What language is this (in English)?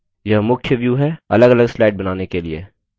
Hindi